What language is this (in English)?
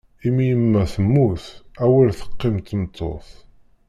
Kabyle